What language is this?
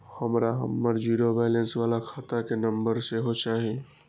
Maithili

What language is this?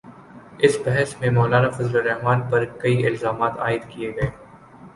Urdu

